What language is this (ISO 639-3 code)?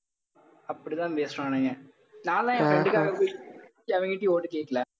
tam